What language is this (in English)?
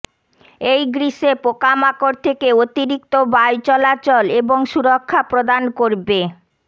Bangla